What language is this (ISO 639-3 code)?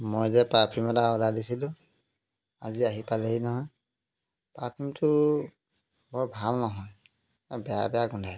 asm